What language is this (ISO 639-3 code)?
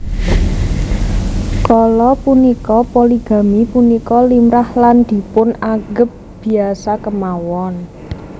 jav